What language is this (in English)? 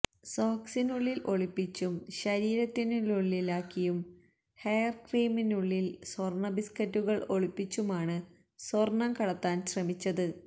Malayalam